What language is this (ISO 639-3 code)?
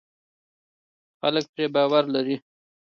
pus